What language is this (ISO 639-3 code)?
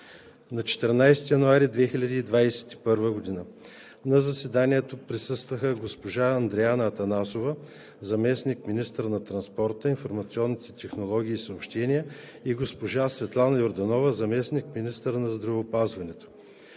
bul